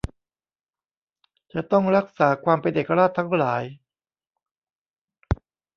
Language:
Thai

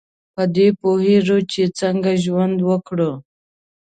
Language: Pashto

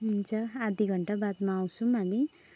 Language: Nepali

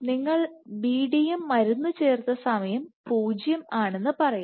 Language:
Malayalam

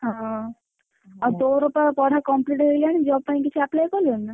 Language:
Odia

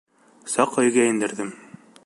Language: Bashkir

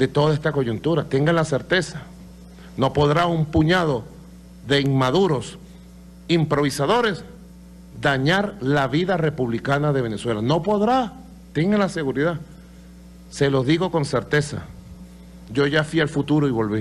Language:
Spanish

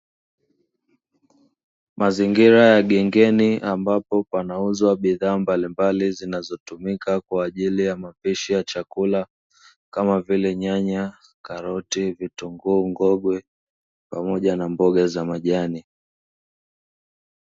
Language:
Swahili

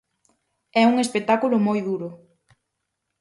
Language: Galician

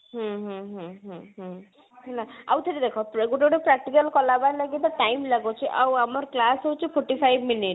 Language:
Odia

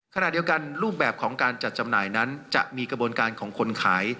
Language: Thai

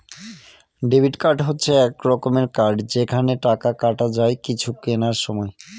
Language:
Bangla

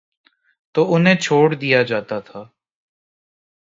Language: Urdu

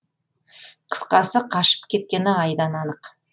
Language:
Kazakh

